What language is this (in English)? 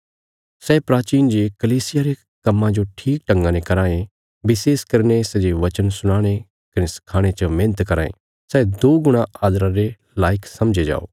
Bilaspuri